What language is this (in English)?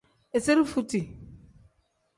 Tem